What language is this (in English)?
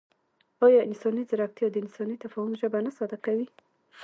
Pashto